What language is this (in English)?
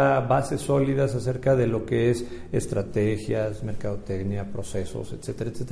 Spanish